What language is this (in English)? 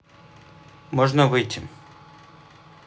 Russian